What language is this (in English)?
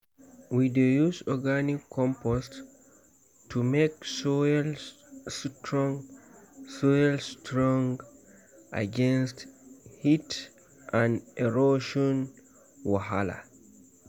Nigerian Pidgin